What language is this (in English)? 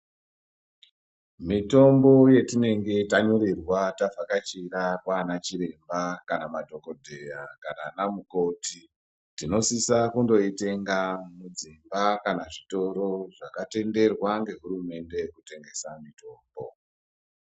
Ndau